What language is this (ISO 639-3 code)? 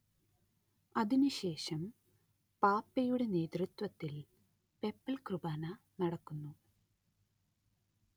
mal